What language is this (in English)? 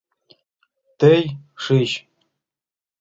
Mari